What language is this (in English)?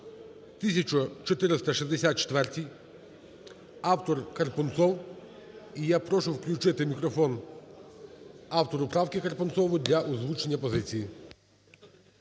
Ukrainian